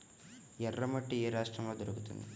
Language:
Telugu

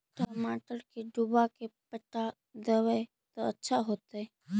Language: Magahi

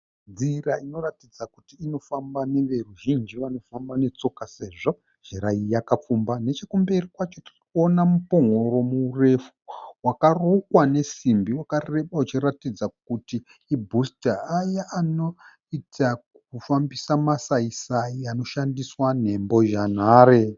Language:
Shona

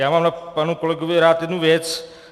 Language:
Czech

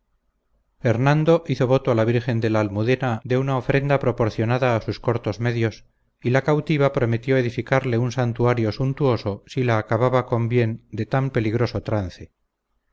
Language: Spanish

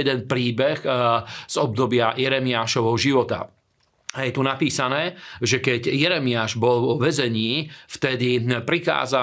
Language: Slovak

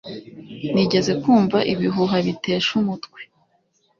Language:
Kinyarwanda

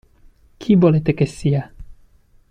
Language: Italian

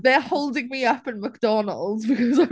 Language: English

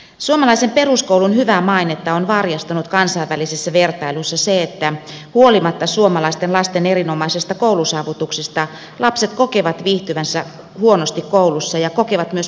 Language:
Finnish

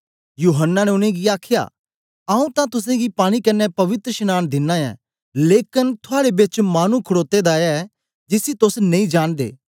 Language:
Dogri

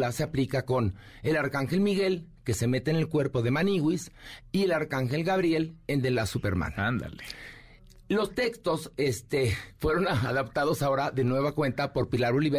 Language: Spanish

